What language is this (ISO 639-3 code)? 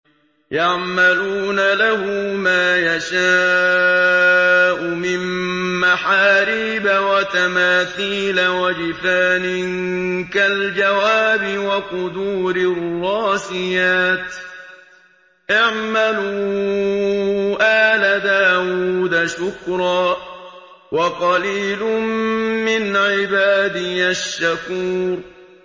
ara